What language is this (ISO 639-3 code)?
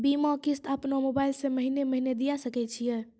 mai